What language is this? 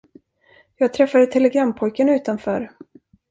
Swedish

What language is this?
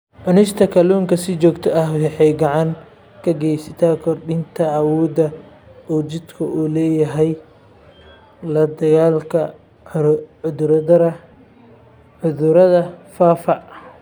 Somali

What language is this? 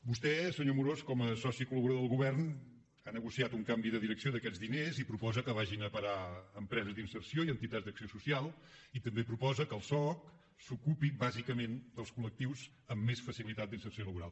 Catalan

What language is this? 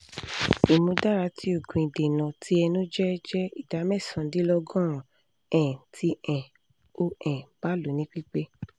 Yoruba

